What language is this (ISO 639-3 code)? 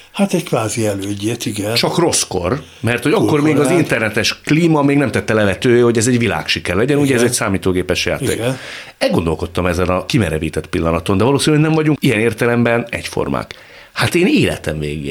hun